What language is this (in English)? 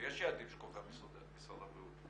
Hebrew